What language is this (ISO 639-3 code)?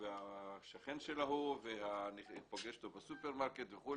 heb